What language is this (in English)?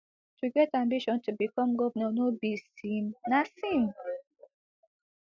Nigerian Pidgin